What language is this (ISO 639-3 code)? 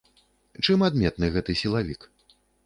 bel